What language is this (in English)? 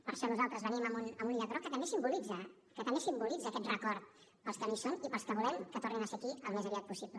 Catalan